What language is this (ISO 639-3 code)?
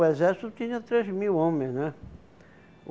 por